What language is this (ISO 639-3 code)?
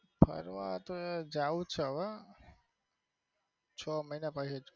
guj